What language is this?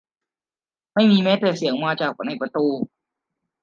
Thai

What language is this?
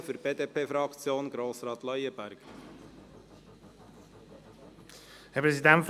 Swiss German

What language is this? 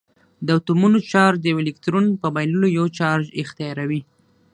Pashto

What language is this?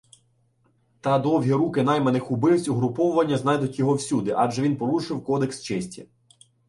Ukrainian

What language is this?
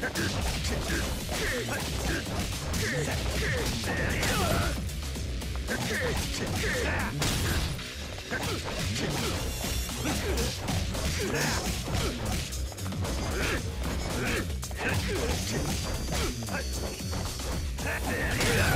Japanese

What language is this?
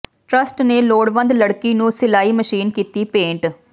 Punjabi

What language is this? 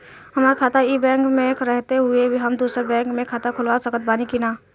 Bhojpuri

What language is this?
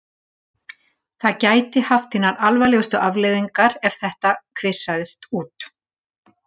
Icelandic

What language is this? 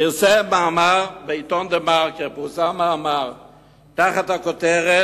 Hebrew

